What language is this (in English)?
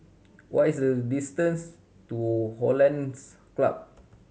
English